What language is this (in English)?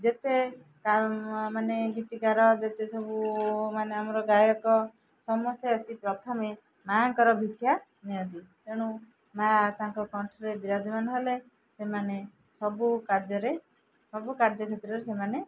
Odia